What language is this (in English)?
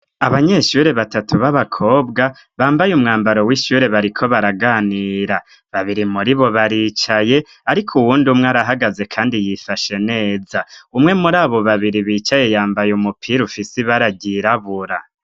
Rundi